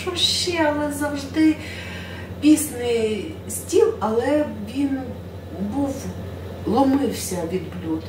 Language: Ukrainian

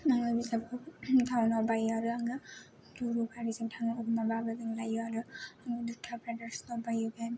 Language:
Bodo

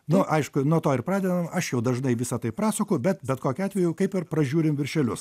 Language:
Lithuanian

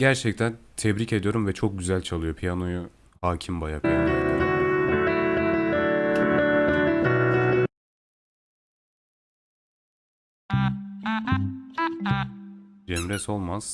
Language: Turkish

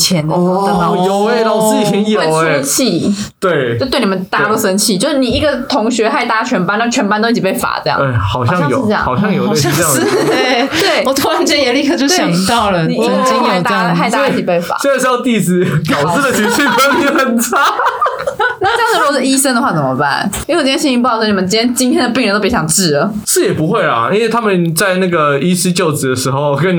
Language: Chinese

